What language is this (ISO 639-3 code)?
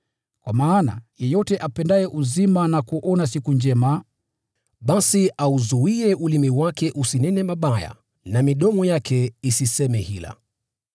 swa